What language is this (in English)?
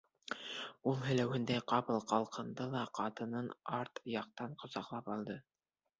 Bashkir